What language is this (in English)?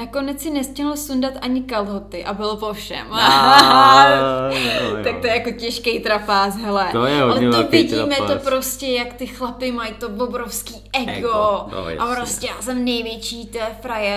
Czech